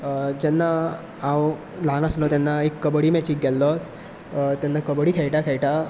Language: Konkani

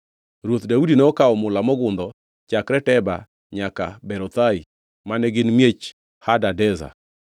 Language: Luo (Kenya and Tanzania)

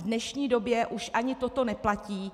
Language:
Czech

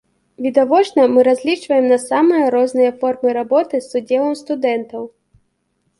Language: Belarusian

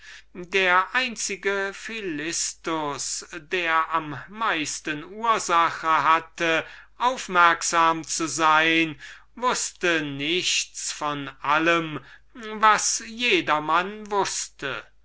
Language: German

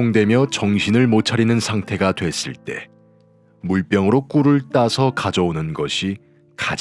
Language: Korean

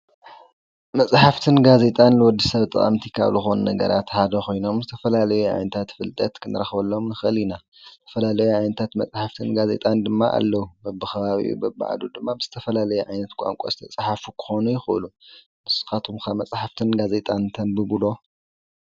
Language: Tigrinya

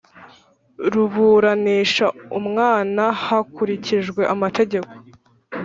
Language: Kinyarwanda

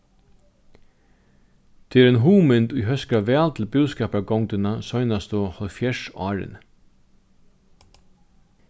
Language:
Faroese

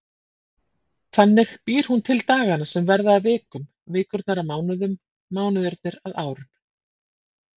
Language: Icelandic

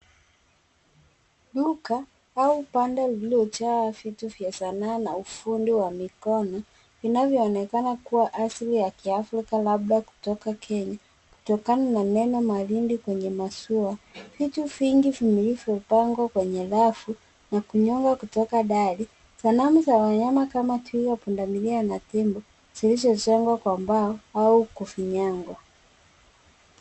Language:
Swahili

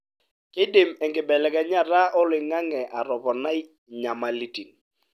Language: Masai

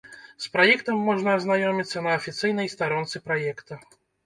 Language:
Belarusian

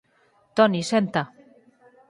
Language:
Galician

